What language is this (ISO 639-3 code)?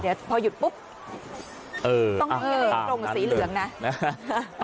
tha